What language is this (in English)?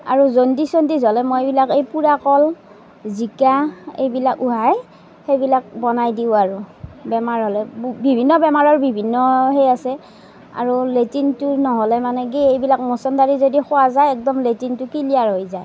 Assamese